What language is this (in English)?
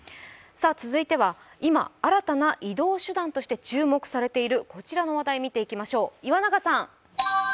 Japanese